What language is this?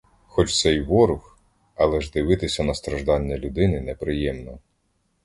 Ukrainian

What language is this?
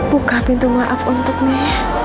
Indonesian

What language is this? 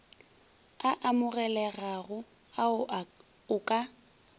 Northern Sotho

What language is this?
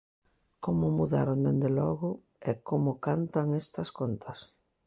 Galician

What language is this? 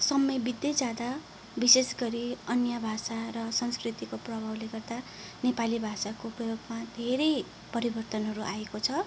Nepali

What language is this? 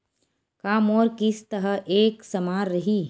Chhattisgarhi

